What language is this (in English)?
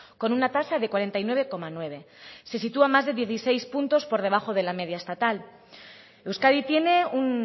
Spanish